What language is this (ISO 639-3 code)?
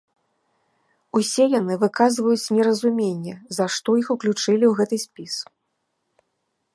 bel